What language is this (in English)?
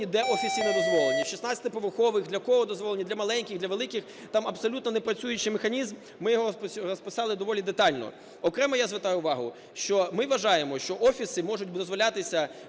Ukrainian